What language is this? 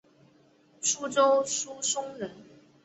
Chinese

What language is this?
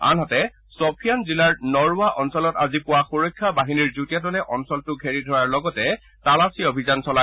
Assamese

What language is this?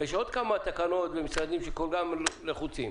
Hebrew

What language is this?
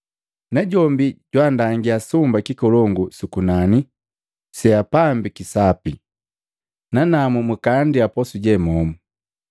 Matengo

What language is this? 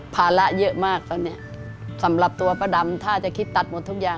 Thai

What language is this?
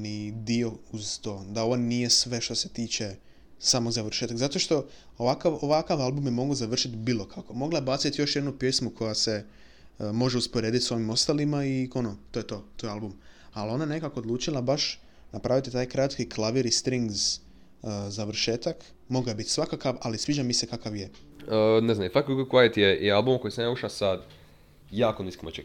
Croatian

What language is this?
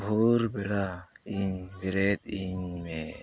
Santali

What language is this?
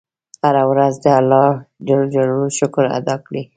Pashto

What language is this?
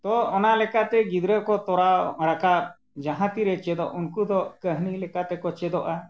Santali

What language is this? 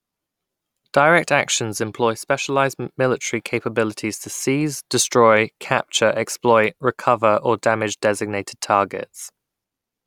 English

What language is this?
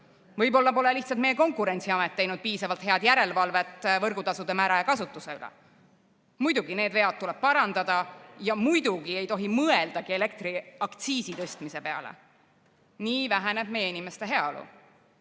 Estonian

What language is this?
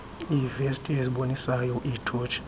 Xhosa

